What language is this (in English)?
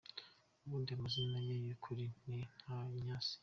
Kinyarwanda